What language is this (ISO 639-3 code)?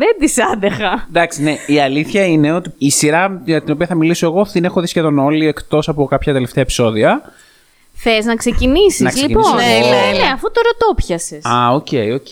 ell